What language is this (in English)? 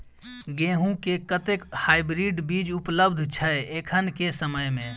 Maithili